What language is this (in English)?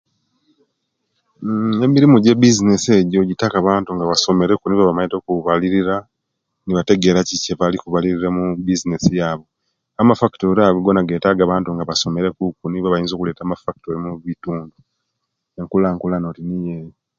Kenyi